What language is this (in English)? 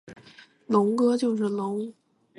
Chinese